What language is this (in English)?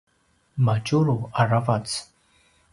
Paiwan